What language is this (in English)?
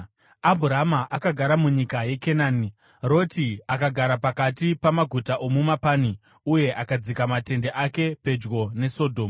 Shona